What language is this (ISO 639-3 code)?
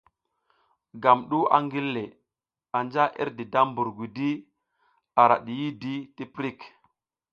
giz